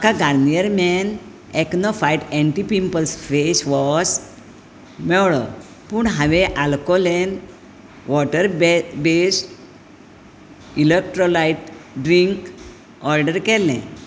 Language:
Konkani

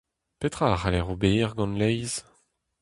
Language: Breton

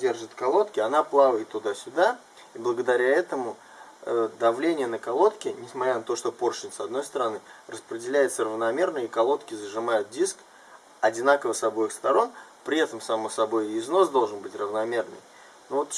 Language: Russian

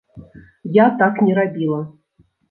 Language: Belarusian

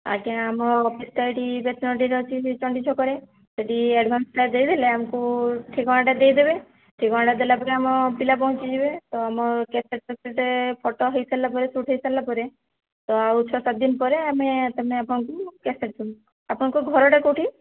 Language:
Odia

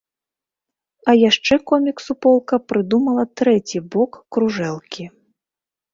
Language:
Belarusian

